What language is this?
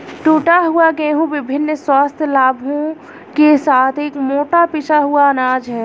Hindi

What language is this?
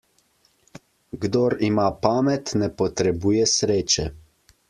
Slovenian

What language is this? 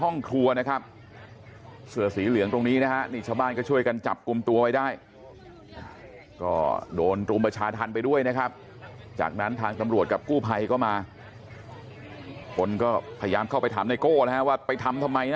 Thai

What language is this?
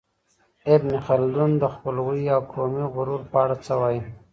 Pashto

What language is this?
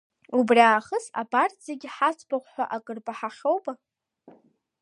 Abkhazian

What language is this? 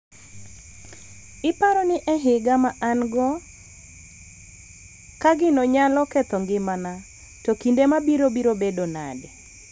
Luo (Kenya and Tanzania)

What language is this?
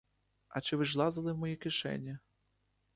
Ukrainian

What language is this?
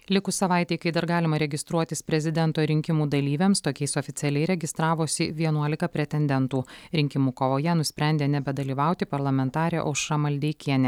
Lithuanian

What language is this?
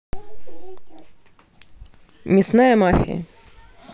Russian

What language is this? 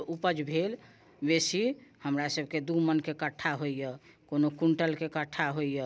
Maithili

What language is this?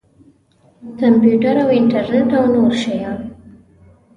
Pashto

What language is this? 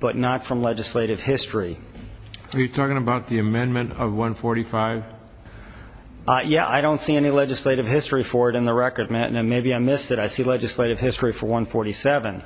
English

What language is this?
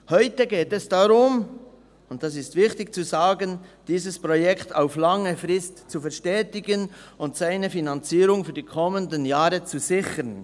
Swiss German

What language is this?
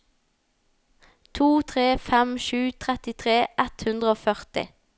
Norwegian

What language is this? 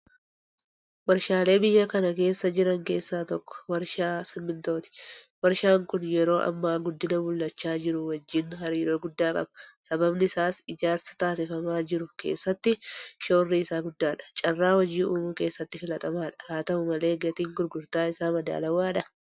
Oromo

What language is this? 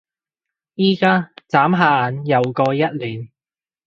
Cantonese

